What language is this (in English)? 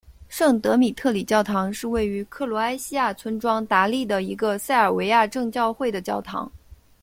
Chinese